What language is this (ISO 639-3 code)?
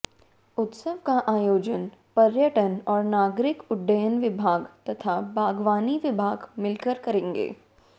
hin